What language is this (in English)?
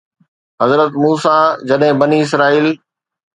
Sindhi